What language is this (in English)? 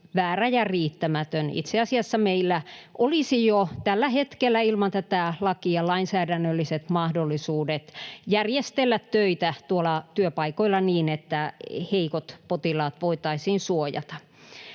Finnish